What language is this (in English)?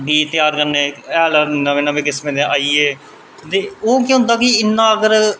Dogri